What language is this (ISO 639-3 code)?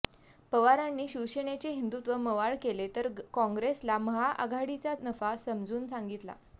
mar